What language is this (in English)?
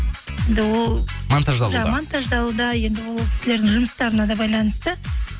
Kazakh